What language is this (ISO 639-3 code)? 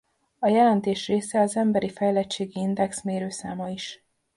hun